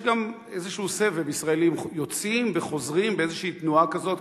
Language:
Hebrew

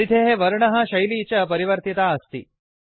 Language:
Sanskrit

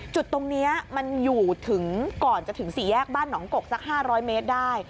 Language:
Thai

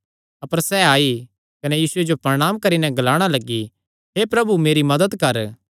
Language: Kangri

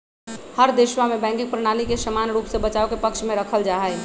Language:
Magahi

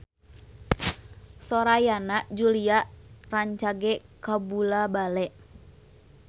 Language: Sundanese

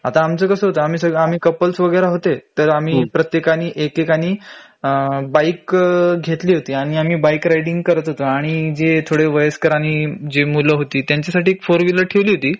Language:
Marathi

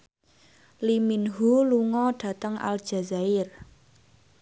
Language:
Javanese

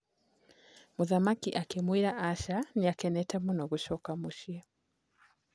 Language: Kikuyu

